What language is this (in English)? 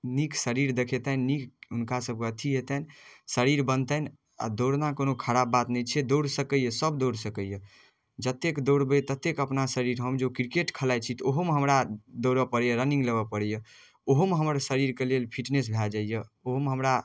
Maithili